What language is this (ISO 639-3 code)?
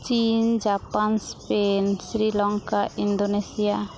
sat